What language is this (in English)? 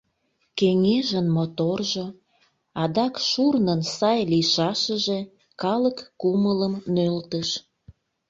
Mari